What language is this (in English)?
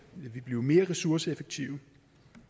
Danish